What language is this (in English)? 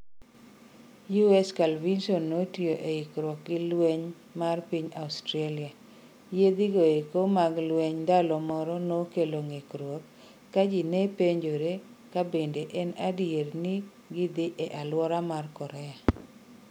Luo (Kenya and Tanzania)